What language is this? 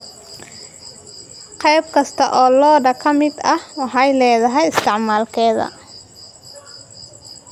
Somali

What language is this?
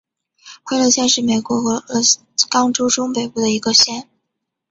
Chinese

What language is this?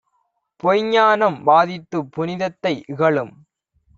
Tamil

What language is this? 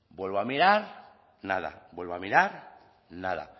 Spanish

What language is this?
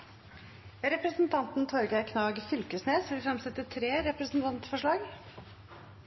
Norwegian Nynorsk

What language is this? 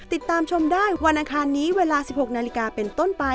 Thai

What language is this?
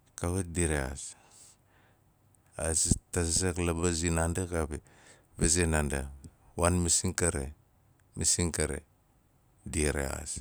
Nalik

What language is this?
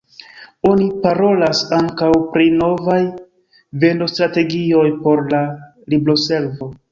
Esperanto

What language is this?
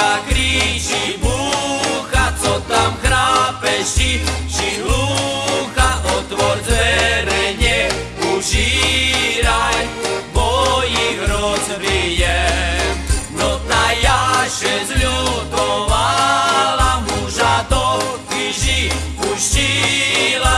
Slovak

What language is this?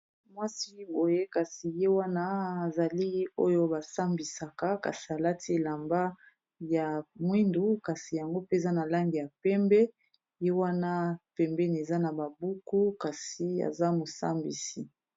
Lingala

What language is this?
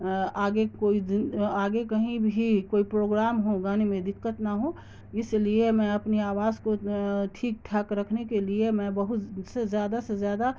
Urdu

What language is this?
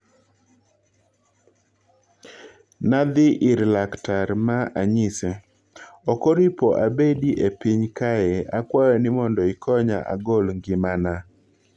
Luo (Kenya and Tanzania)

